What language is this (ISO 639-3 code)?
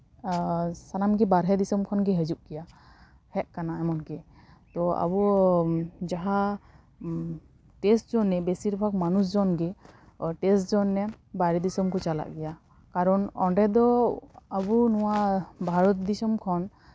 sat